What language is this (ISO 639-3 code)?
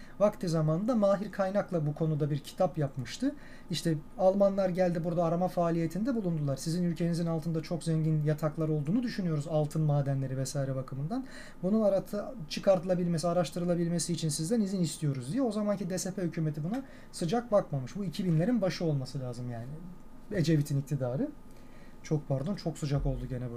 tur